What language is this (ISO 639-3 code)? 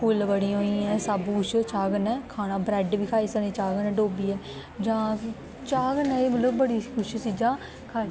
doi